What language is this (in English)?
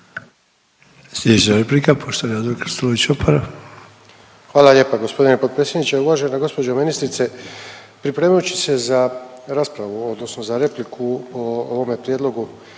Croatian